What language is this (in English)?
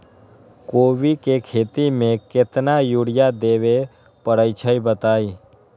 Magahi